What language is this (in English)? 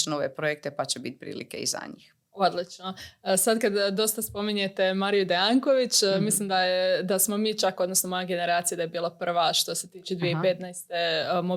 Croatian